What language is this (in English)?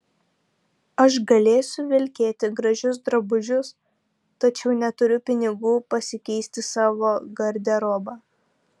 Lithuanian